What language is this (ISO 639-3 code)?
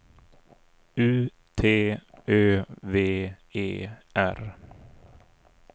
swe